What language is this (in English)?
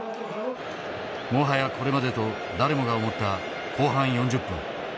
Japanese